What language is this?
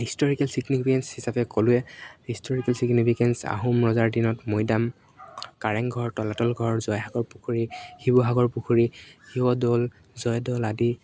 Assamese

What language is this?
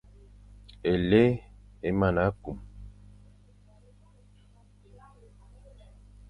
Fang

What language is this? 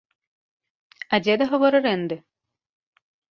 Belarusian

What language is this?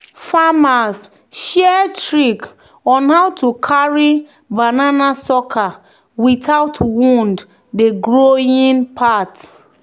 Nigerian Pidgin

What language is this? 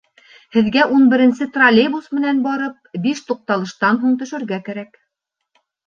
Bashkir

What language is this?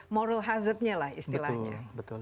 Indonesian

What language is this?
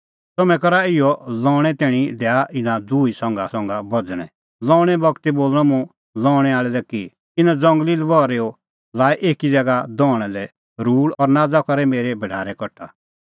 Kullu Pahari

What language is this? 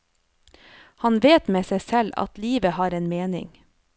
Norwegian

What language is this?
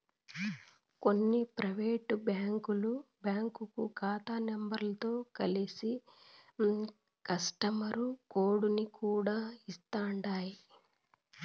Telugu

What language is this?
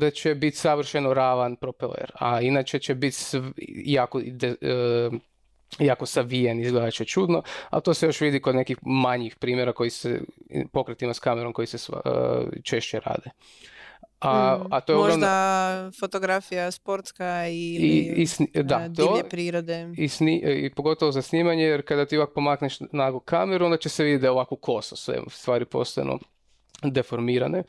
Croatian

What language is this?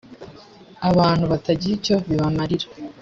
Kinyarwanda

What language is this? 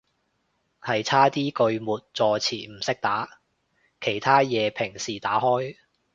Cantonese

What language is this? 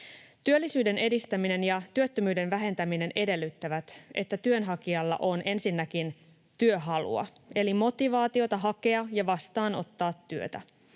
Finnish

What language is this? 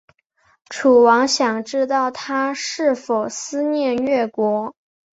Chinese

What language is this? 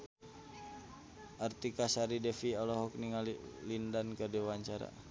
Sundanese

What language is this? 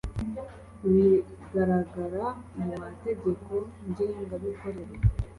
Kinyarwanda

